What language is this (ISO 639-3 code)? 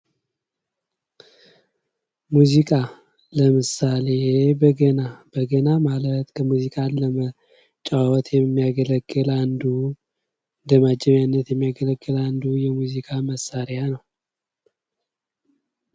amh